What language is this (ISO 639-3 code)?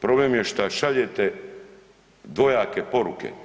hrv